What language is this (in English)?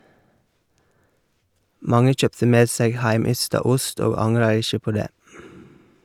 Norwegian